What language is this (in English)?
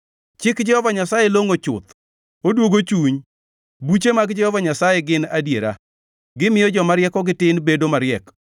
Luo (Kenya and Tanzania)